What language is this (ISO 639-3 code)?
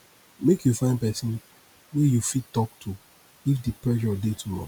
pcm